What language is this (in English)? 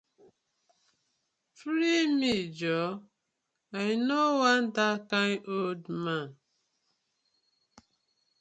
Nigerian Pidgin